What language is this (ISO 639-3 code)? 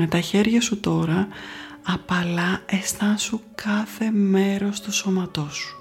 ell